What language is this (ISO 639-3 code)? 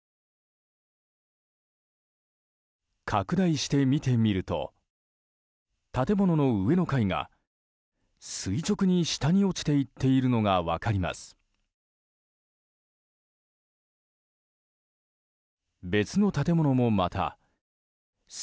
jpn